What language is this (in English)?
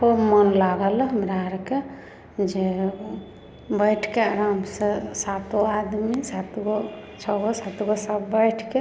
Maithili